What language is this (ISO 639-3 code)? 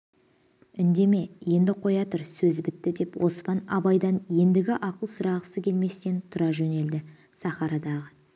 kaz